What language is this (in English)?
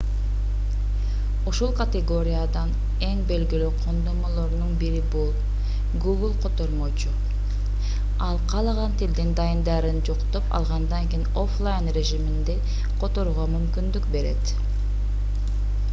Kyrgyz